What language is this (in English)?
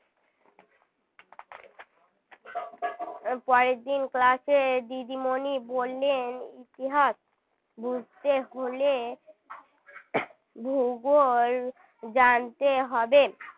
Bangla